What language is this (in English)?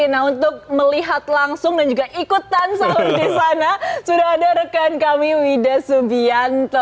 Indonesian